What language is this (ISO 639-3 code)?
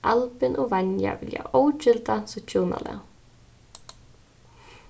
fao